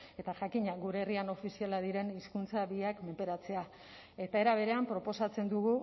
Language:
Basque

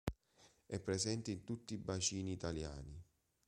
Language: Italian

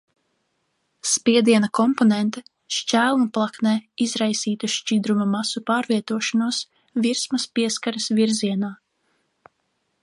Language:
Latvian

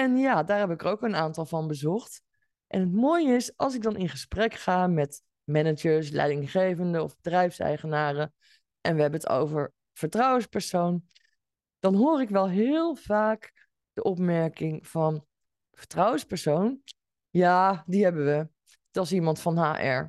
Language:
Dutch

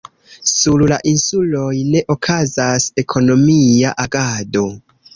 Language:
Esperanto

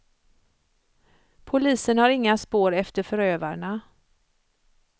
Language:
Swedish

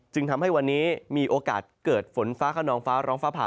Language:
Thai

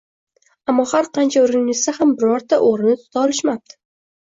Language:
Uzbek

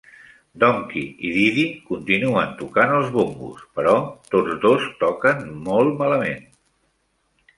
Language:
Catalan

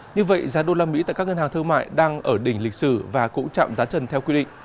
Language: Vietnamese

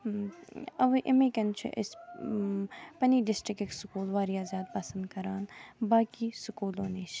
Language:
Kashmiri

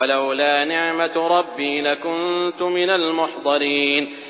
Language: Arabic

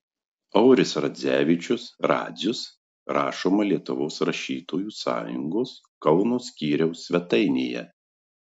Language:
Lithuanian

